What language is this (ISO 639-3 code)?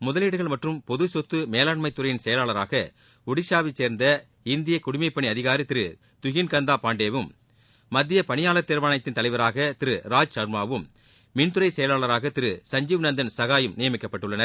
tam